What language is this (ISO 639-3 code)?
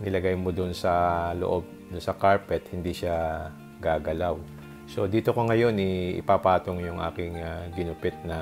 fil